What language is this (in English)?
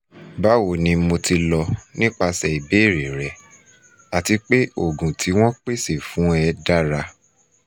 Yoruba